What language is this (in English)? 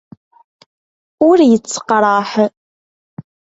Kabyle